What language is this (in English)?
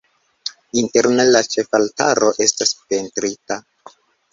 Esperanto